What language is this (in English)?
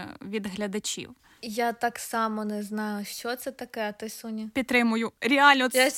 Ukrainian